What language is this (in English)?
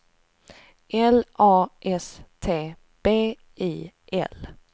Swedish